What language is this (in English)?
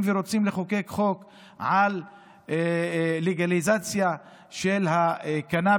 Hebrew